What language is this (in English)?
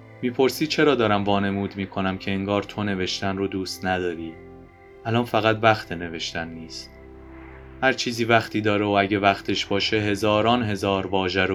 Persian